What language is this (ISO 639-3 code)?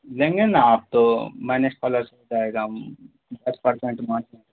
urd